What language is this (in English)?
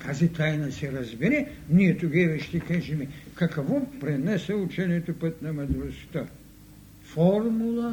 Bulgarian